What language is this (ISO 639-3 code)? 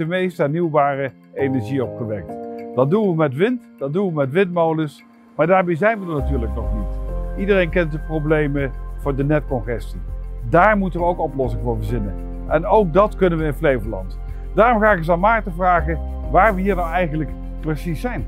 nld